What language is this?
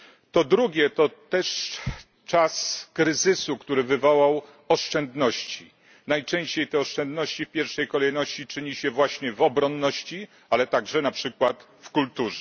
Polish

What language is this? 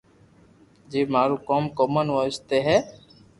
Loarki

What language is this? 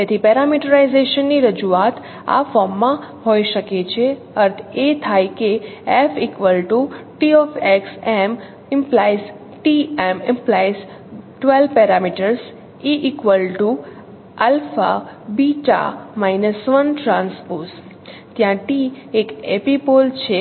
Gujarati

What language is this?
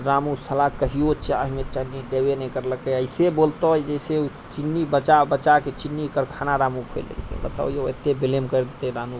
Maithili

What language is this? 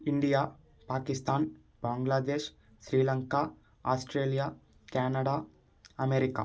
Telugu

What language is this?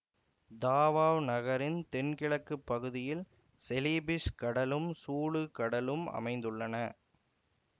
Tamil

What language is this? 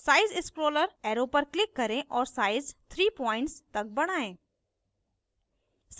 Hindi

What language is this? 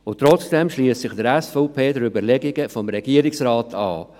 Swiss German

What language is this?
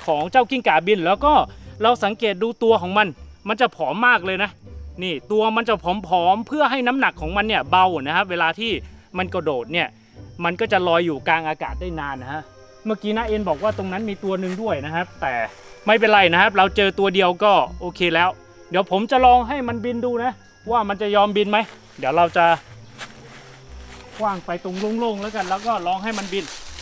Thai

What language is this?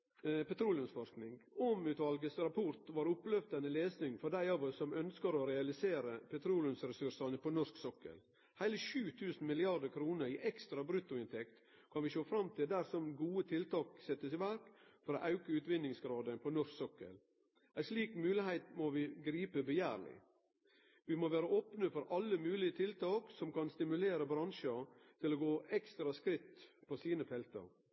Norwegian Nynorsk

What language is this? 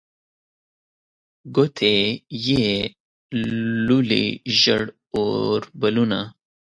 Pashto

